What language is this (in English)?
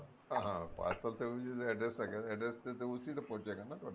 Punjabi